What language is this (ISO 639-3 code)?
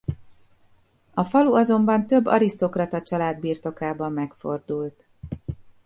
hun